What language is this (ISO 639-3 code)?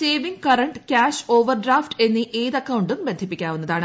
mal